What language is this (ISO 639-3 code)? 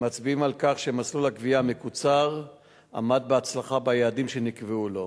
heb